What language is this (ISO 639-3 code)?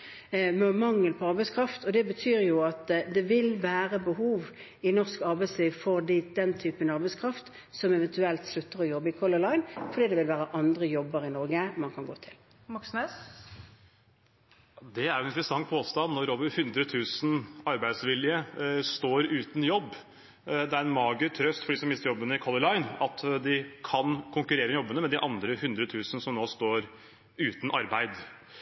nor